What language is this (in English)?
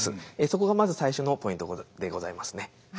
Japanese